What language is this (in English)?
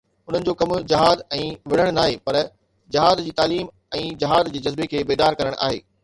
Sindhi